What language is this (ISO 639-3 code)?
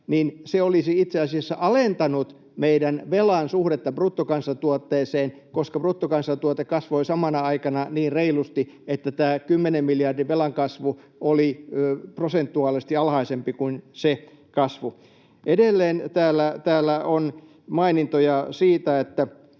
fin